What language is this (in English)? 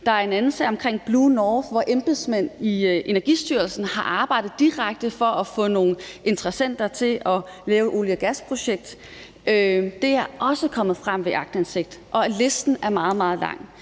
Danish